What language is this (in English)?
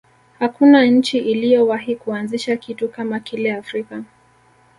Swahili